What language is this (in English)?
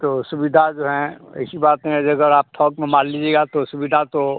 Hindi